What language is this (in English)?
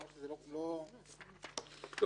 Hebrew